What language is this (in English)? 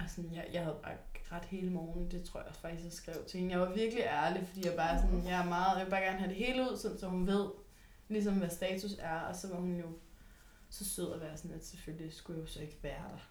Danish